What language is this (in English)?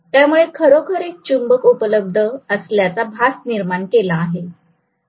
Marathi